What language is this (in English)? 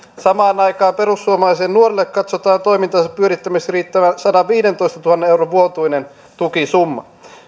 Finnish